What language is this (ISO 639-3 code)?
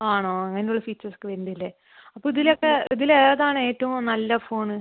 mal